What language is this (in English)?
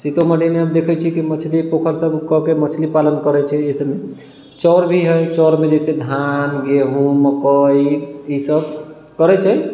Maithili